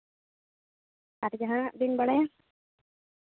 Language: Santali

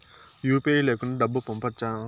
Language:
Telugu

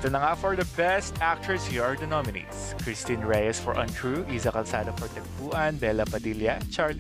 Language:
English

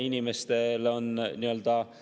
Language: Estonian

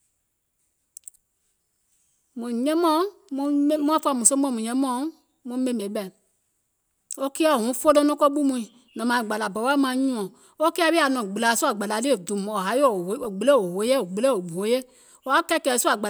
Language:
Gola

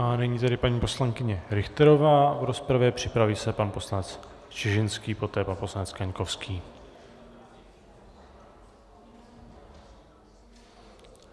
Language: Czech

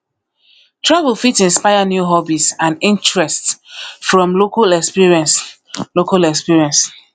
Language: Nigerian Pidgin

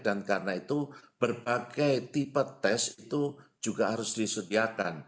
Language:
Indonesian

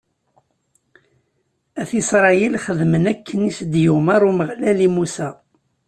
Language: Kabyle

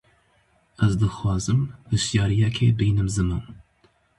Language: Kurdish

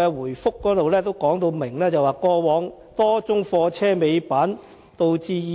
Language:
Cantonese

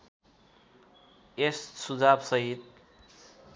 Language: Nepali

